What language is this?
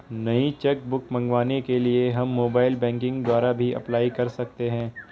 Hindi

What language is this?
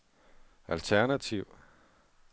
Danish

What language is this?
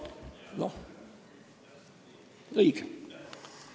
Estonian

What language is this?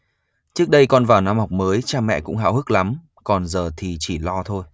Vietnamese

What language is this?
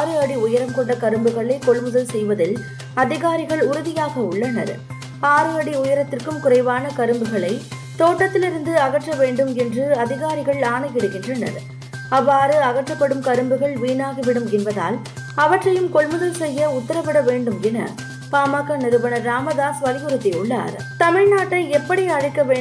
Tamil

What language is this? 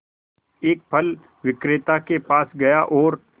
Hindi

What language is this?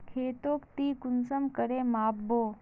Magahi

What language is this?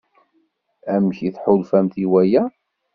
Kabyle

